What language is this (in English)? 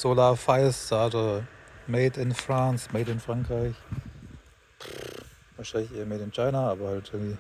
German